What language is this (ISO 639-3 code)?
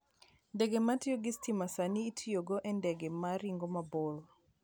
luo